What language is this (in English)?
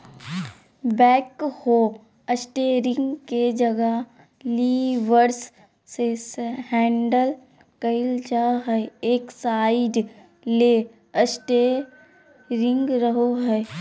Magahi